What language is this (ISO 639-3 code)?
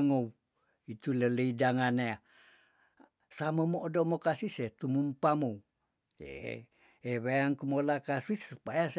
tdn